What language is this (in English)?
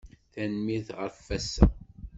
Kabyle